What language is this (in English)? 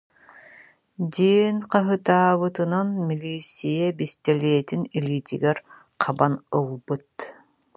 Yakut